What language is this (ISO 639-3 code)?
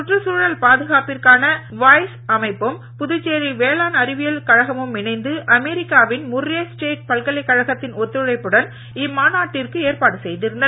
tam